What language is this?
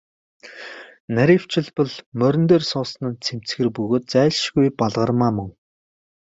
Mongolian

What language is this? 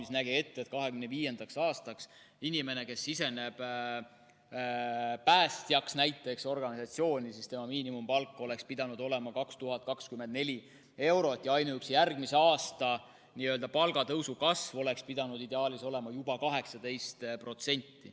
Estonian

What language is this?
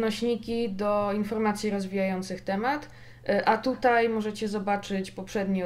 Polish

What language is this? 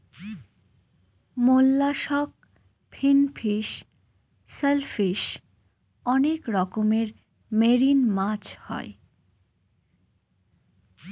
Bangla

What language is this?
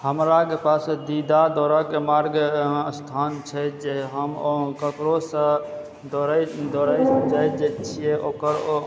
Maithili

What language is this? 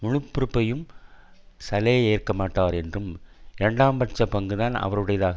Tamil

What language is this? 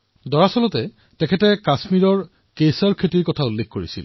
Assamese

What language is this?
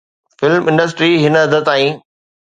Sindhi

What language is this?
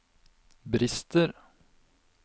Norwegian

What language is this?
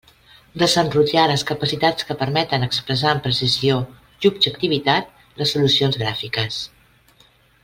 Catalan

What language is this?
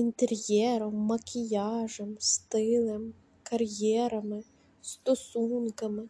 Ukrainian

